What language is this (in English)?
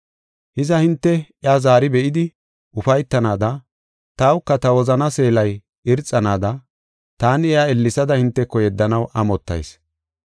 Gofa